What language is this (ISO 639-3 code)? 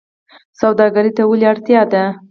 pus